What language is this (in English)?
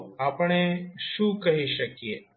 Gujarati